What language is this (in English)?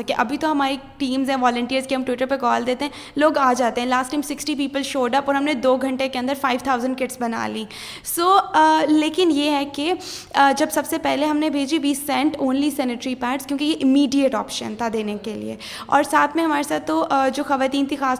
Urdu